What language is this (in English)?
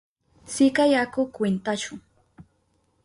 Southern Pastaza Quechua